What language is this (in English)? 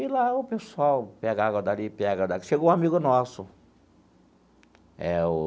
Portuguese